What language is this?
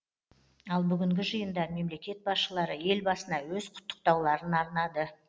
Kazakh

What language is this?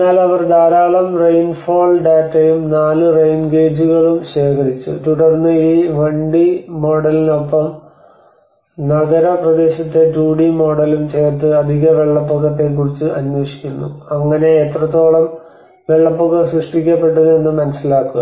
Malayalam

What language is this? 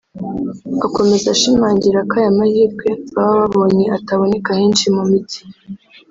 Kinyarwanda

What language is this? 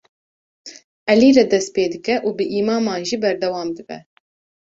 Kurdish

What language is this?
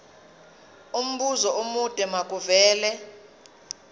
Zulu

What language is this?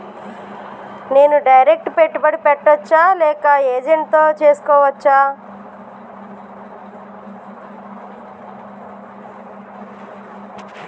Telugu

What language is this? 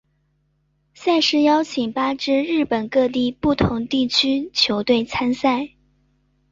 Chinese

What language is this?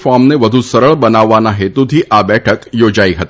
Gujarati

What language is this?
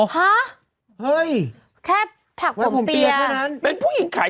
Thai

